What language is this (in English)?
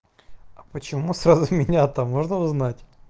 Russian